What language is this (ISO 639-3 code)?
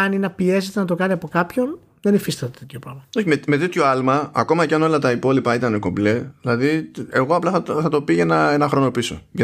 ell